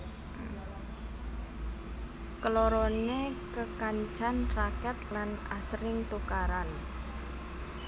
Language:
Javanese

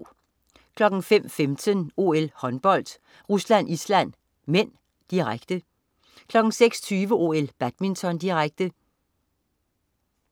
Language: Danish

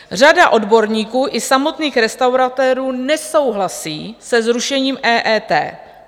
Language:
Czech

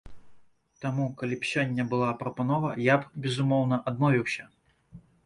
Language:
Belarusian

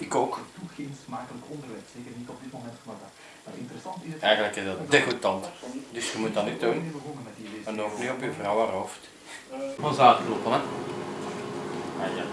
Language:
Dutch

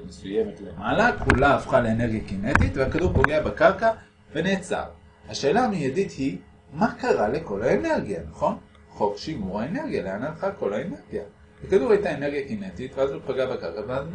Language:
Hebrew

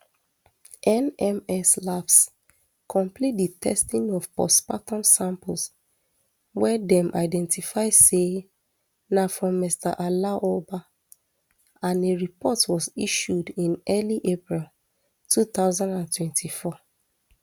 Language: Nigerian Pidgin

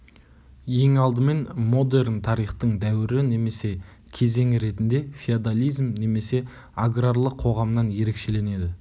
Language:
Kazakh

